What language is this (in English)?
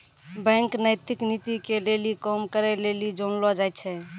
Maithili